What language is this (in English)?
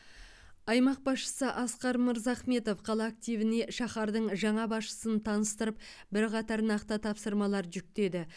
Kazakh